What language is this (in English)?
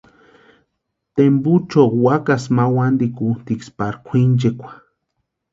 Western Highland Purepecha